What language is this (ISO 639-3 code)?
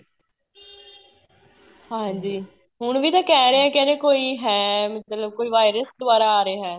pan